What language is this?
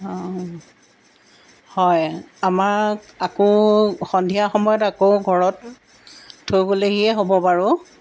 Assamese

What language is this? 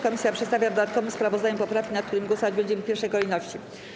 Polish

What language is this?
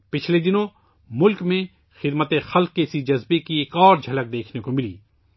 Urdu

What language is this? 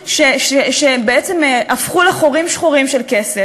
Hebrew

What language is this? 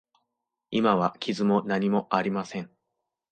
Japanese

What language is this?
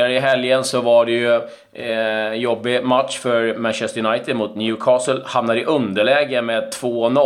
Swedish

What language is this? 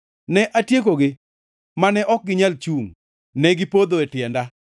Luo (Kenya and Tanzania)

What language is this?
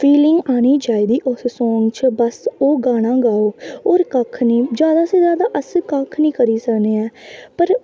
Dogri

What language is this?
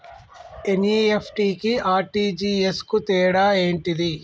Telugu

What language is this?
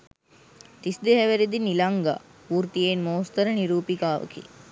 Sinhala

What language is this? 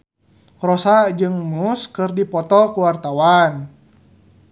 Sundanese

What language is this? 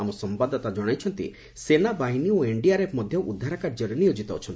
Odia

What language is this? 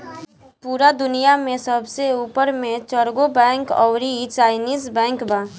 Bhojpuri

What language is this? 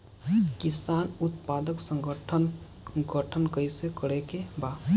Bhojpuri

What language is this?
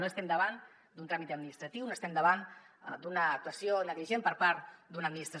Catalan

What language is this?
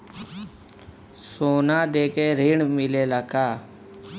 Bhojpuri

